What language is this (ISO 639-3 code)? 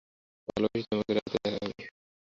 ben